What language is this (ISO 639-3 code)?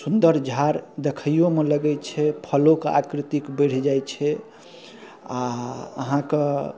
mai